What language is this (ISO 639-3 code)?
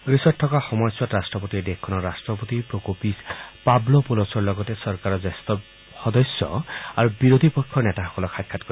asm